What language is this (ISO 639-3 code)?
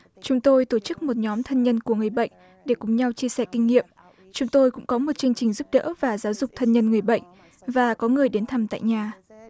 vie